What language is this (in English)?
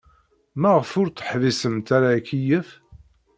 Kabyle